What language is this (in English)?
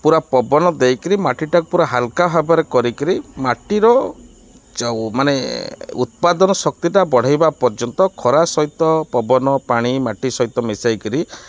Odia